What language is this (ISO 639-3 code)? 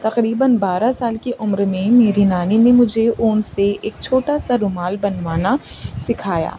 urd